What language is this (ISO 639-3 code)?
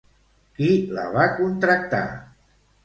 cat